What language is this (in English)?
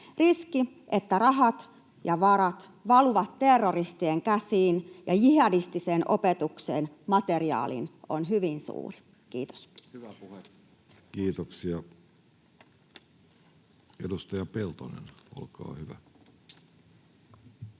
Finnish